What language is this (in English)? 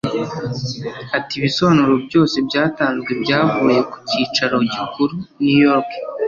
Kinyarwanda